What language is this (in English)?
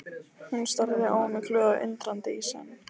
Icelandic